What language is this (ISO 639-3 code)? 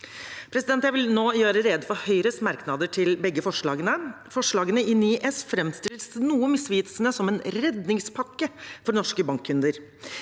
nor